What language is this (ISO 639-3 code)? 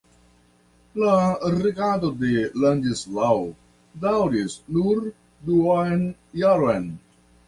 epo